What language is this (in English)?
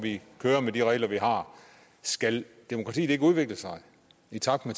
Danish